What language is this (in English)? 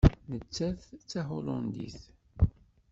Kabyle